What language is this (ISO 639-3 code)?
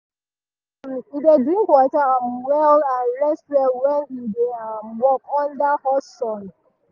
pcm